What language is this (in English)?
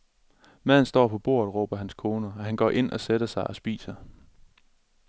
Danish